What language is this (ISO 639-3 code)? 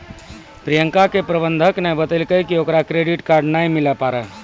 mai